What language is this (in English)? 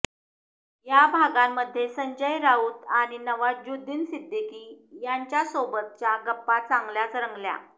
Marathi